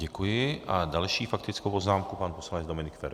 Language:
Czech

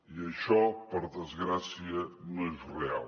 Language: Catalan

